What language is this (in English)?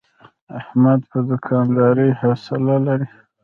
Pashto